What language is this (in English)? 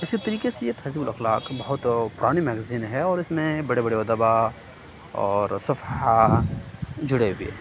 Urdu